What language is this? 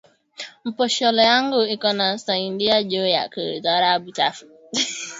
Swahili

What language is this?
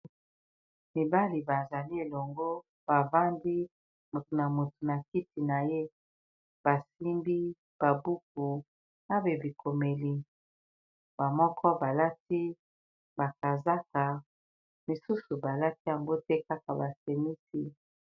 Lingala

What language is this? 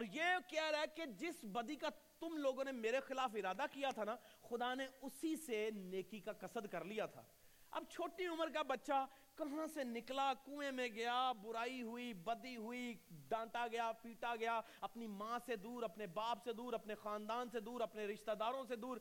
Urdu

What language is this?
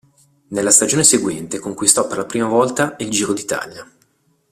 Italian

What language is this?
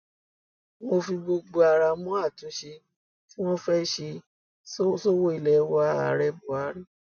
Yoruba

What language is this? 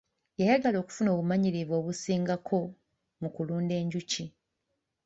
Ganda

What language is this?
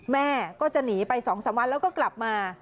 Thai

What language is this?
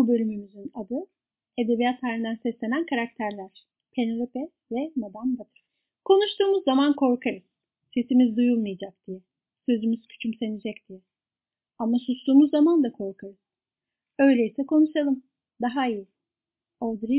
Turkish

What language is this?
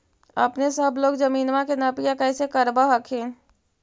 Magahi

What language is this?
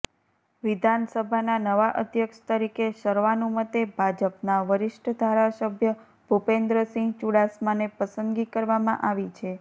Gujarati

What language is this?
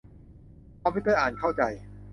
Thai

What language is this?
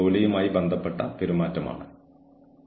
Malayalam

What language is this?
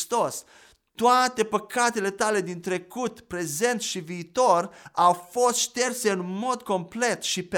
Romanian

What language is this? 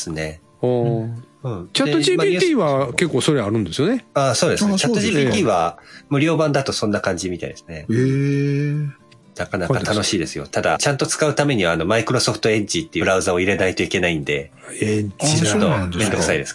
Japanese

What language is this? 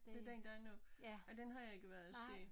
Danish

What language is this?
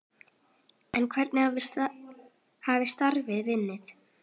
Icelandic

